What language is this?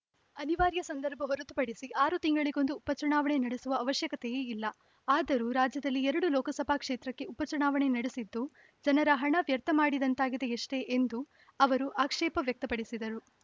Kannada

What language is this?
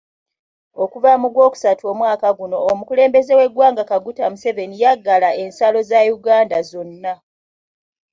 Ganda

